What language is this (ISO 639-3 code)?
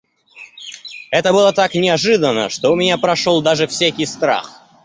rus